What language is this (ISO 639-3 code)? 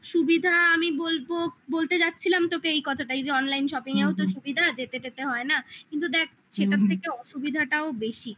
ben